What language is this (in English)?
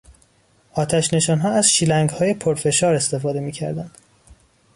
Persian